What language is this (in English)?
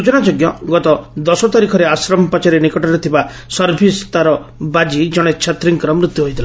Odia